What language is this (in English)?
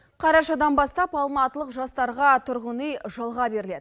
Kazakh